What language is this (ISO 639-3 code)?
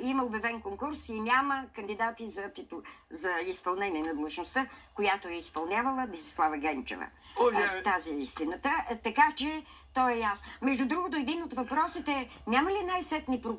pol